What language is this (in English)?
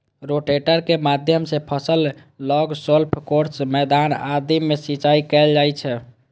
Maithili